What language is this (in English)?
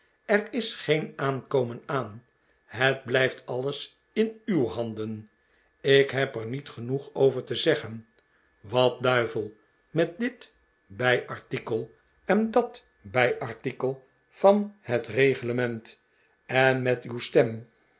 Dutch